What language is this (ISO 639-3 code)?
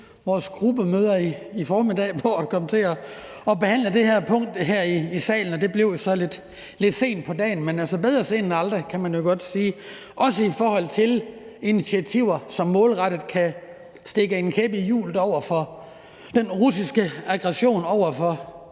dan